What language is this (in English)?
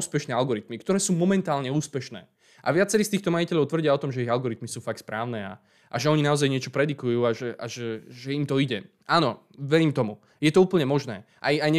Slovak